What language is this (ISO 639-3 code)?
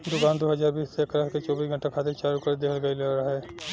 bho